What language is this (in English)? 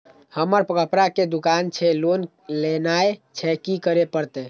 Maithili